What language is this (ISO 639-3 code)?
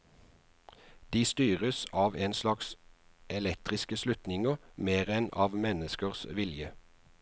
nor